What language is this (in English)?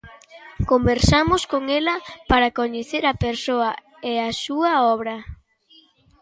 Galician